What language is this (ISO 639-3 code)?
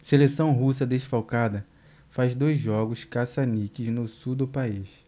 por